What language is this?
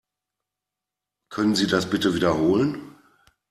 German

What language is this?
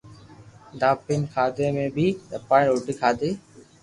Loarki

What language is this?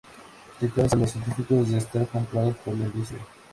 Spanish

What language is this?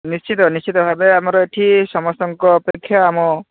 Odia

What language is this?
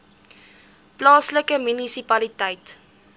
Afrikaans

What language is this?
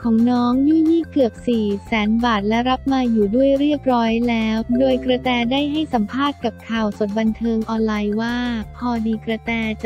Thai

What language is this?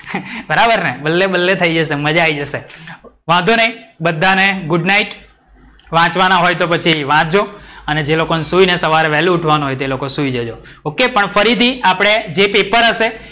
Gujarati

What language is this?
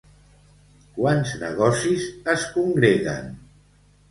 Catalan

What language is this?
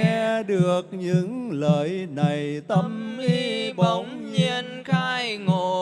Vietnamese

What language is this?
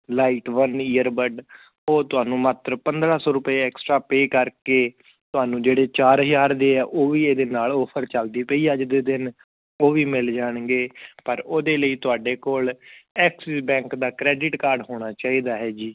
Punjabi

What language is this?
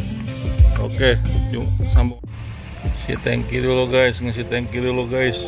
Indonesian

